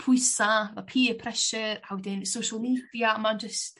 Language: Welsh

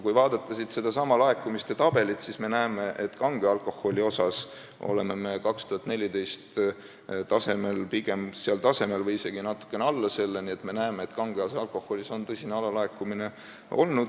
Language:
Estonian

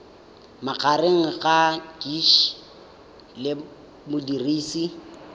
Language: Tswana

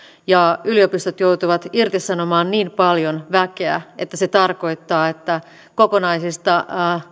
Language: Finnish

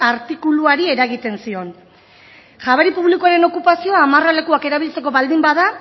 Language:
Basque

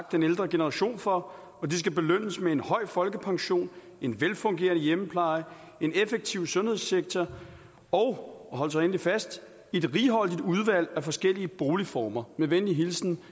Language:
Danish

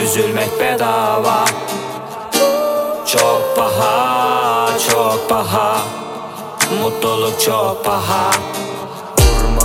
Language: Turkish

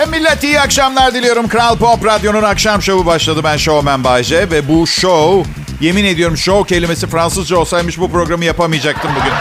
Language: Turkish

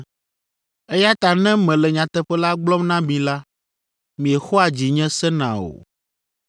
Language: Ewe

